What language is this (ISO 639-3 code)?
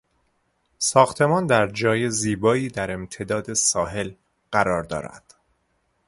fas